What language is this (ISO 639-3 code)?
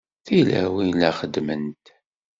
kab